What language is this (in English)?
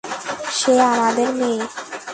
Bangla